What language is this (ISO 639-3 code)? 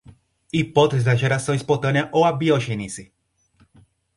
por